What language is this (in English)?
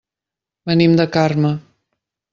Catalan